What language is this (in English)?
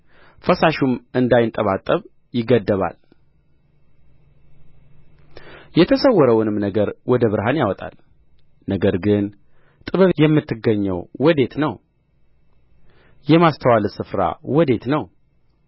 Amharic